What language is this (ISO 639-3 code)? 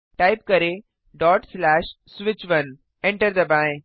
hin